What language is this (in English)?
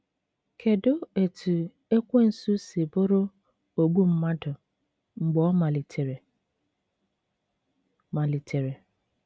Igbo